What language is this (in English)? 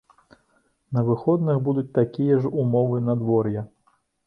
Belarusian